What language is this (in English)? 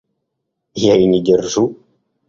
Russian